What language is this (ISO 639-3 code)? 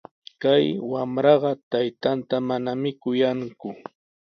qws